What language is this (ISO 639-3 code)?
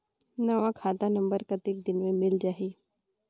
hne